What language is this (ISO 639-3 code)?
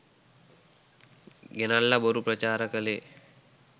sin